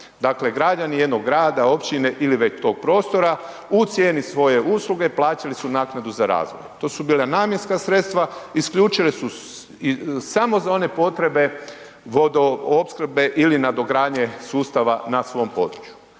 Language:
Croatian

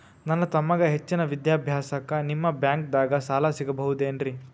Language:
Kannada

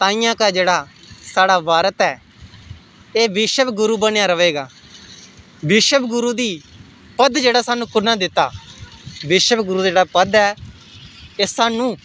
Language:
Dogri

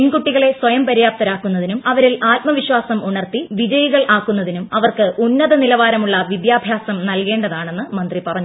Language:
Malayalam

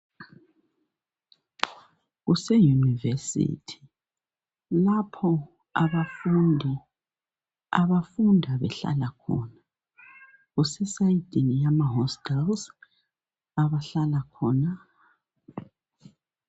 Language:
North Ndebele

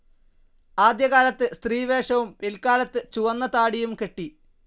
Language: Malayalam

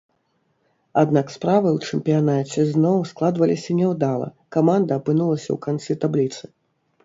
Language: Belarusian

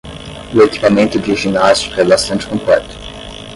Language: Portuguese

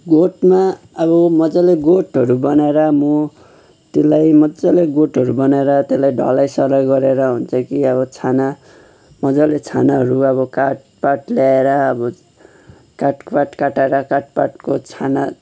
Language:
Nepali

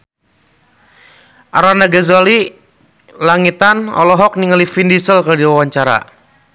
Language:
Sundanese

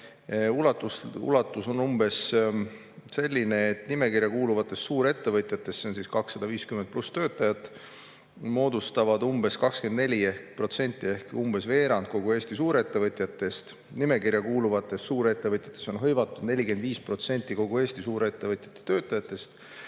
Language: Estonian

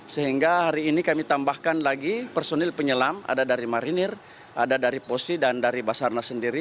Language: Indonesian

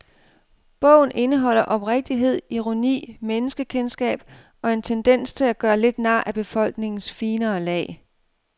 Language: Danish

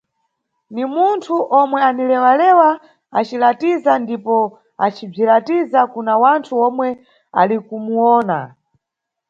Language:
Nyungwe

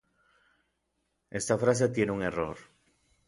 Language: Orizaba Nahuatl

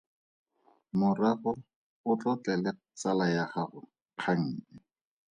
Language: Tswana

